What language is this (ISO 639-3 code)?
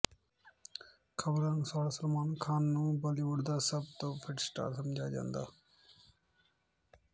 pan